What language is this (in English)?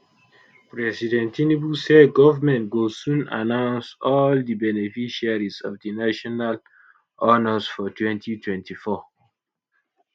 Nigerian Pidgin